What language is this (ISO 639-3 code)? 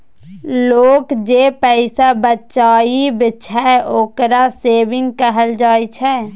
mai